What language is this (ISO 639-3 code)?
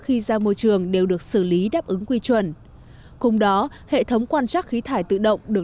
vie